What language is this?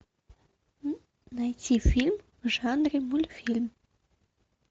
Russian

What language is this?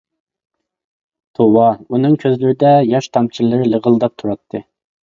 Uyghur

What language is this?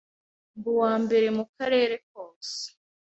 Kinyarwanda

